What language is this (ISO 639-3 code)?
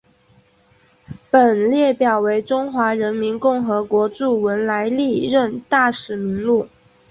zho